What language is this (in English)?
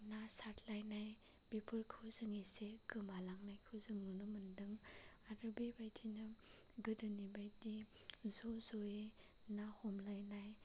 Bodo